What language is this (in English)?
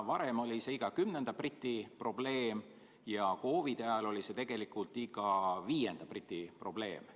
Estonian